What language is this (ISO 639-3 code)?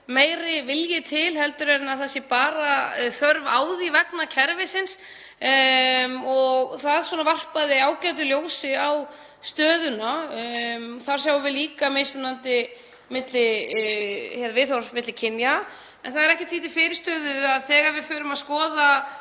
isl